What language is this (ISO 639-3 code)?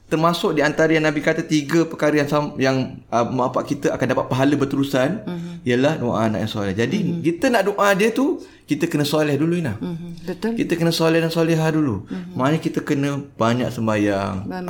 msa